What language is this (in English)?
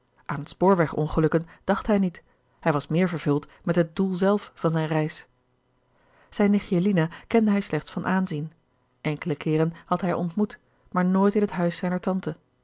Dutch